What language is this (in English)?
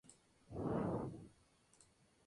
Spanish